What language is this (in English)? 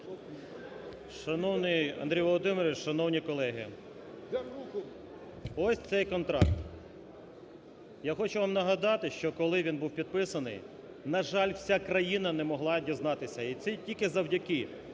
Ukrainian